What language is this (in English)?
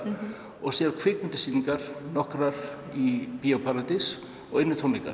Icelandic